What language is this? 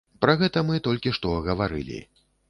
Belarusian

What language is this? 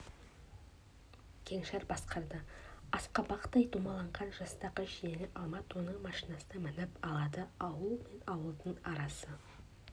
Kazakh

